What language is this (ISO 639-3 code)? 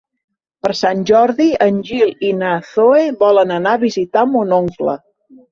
cat